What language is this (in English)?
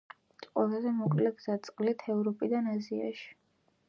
Georgian